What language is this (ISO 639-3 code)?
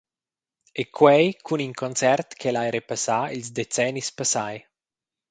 roh